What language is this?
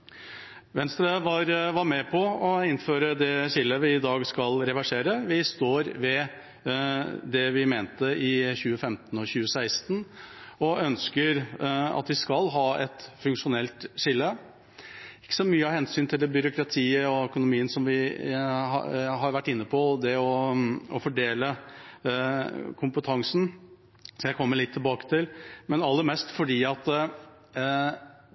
Norwegian Bokmål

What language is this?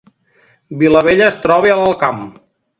Catalan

